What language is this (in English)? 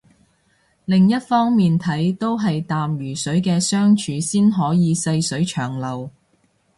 Cantonese